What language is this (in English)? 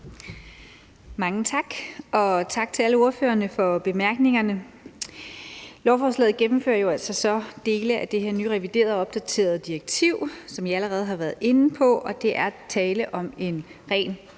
Danish